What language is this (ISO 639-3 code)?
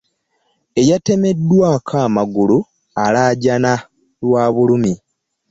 lug